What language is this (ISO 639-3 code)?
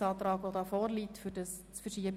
gsw